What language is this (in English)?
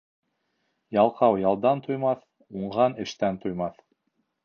Bashkir